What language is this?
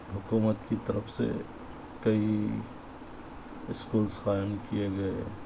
Urdu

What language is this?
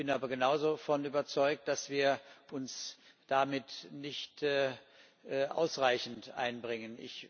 German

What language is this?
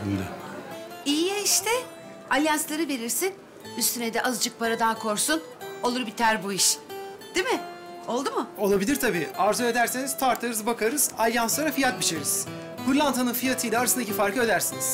Turkish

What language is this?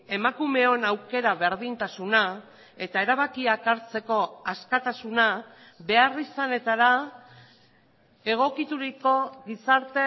Basque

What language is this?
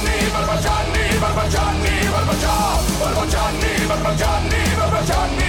Italian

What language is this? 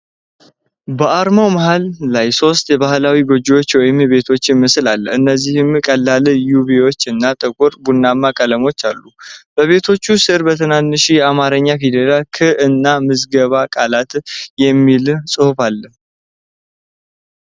Amharic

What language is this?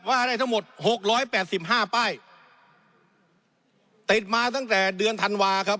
Thai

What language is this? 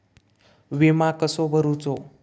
Marathi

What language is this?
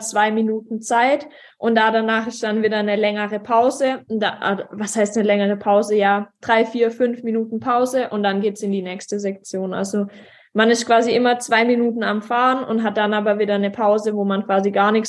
German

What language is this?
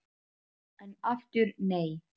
Icelandic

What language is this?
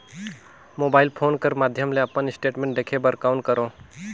Chhattisgarhi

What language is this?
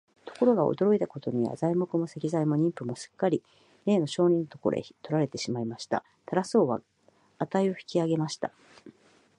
Japanese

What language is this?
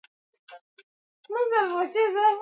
Swahili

